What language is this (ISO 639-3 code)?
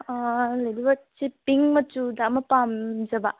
mni